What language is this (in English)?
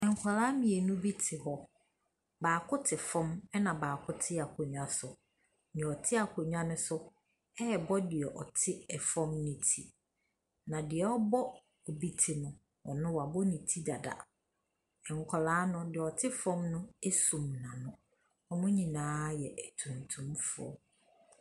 Akan